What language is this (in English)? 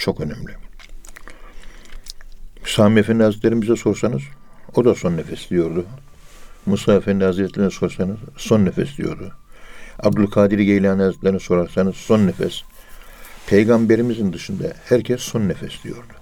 Turkish